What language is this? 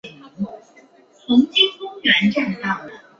Chinese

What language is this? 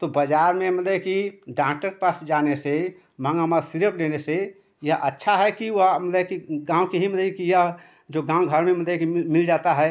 Hindi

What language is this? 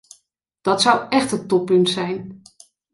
Dutch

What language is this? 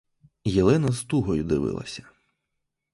Ukrainian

